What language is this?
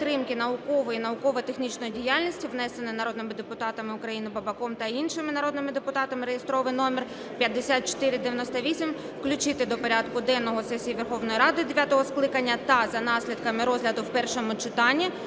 Ukrainian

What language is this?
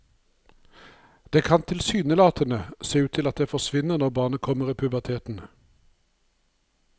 Norwegian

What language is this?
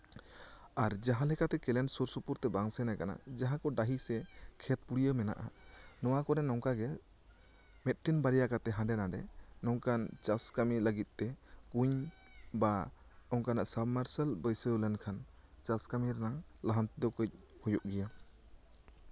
Santali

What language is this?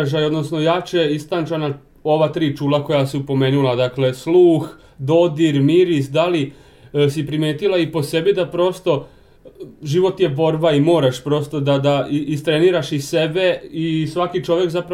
Croatian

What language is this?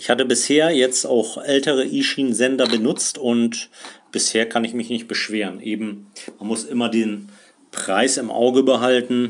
German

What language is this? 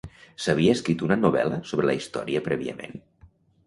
Catalan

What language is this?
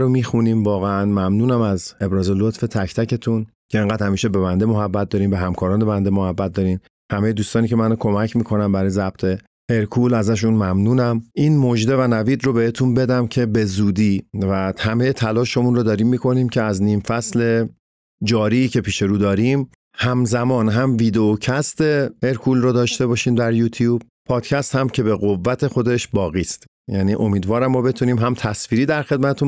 Persian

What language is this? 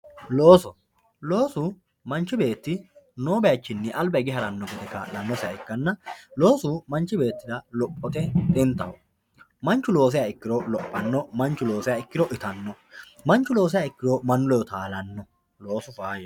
Sidamo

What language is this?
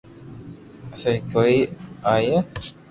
Loarki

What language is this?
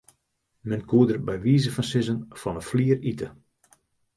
Western Frisian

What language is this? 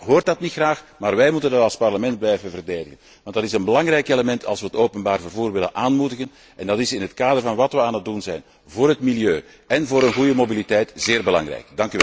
Dutch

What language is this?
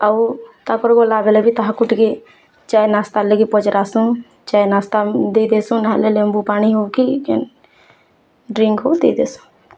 Odia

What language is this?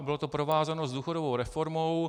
Czech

